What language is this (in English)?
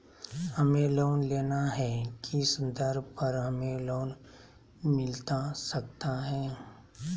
Magahi